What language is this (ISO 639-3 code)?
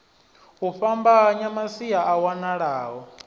ven